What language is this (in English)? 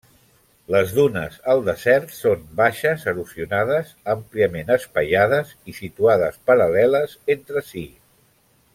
Catalan